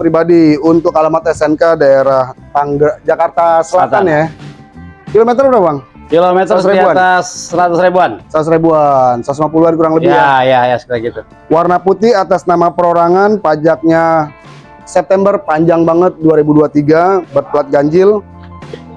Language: Indonesian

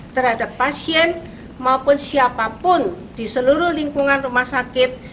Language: Indonesian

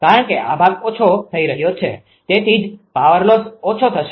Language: Gujarati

